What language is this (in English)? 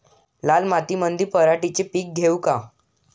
Marathi